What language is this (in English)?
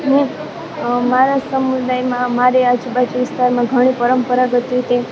Gujarati